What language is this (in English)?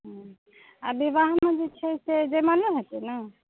Maithili